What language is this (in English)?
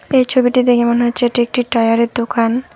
Bangla